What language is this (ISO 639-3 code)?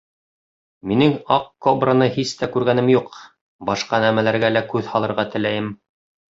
bak